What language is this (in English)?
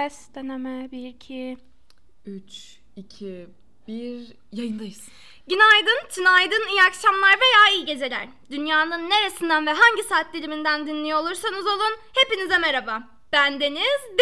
Turkish